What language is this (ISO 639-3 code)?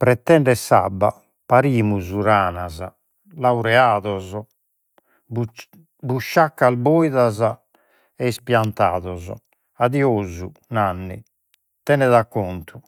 srd